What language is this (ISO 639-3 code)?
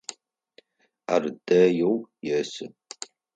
ady